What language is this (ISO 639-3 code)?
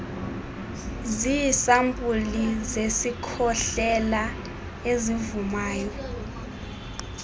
xho